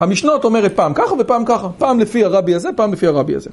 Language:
Hebrew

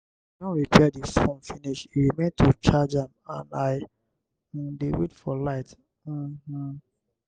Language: Nigerian Pidgin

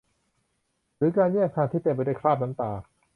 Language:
Thai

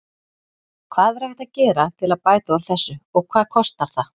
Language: Icelandic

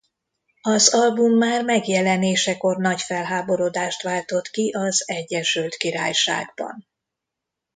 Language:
Hungarian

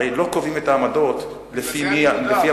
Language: Hebrew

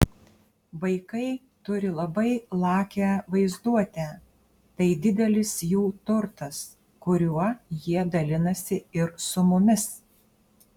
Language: Lithuanian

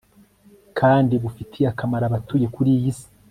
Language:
Kinyarwanda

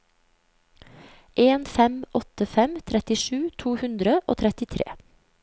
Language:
Norwegian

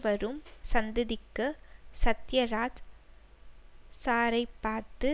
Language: Tamil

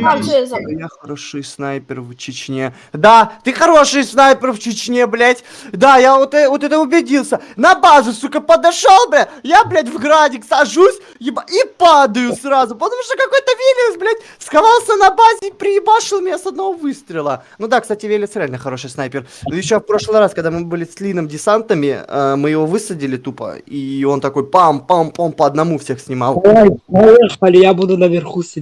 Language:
Russian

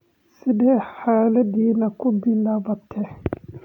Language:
Somali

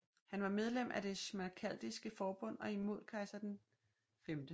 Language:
Danish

